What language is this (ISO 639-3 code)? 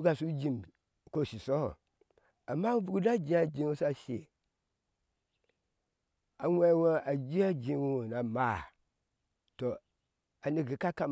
ahs